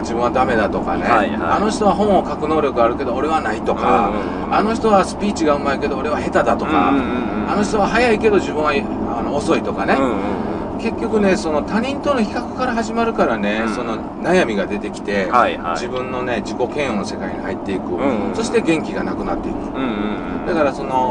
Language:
Japanese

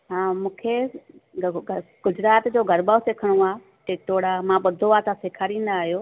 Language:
Sindhi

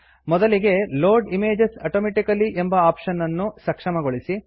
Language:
Kannada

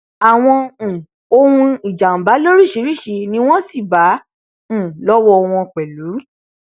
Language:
Yoruba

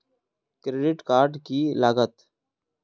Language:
Magahi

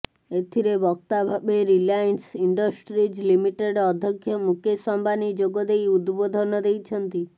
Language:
Odia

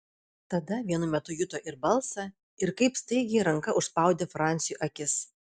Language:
Lithuanian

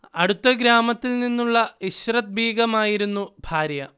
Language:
Malayalam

